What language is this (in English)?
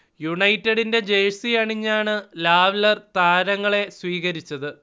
Malayalam